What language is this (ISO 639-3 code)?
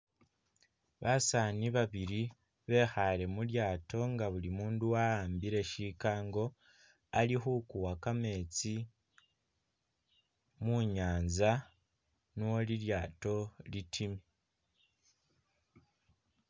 myx